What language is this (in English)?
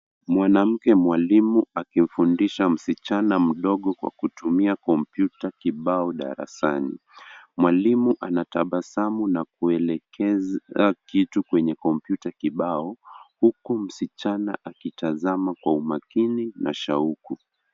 Swahili